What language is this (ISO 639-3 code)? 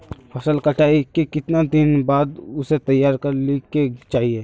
mag